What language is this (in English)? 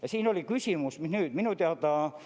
Estonian